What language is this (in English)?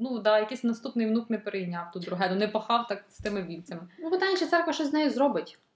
Ukrainian